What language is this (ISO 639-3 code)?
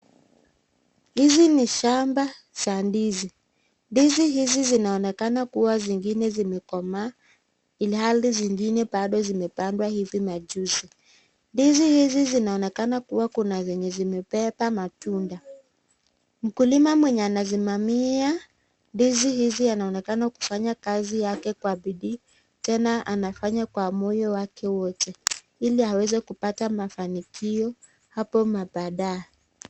swa